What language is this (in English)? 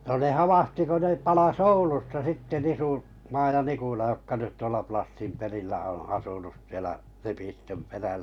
Finnish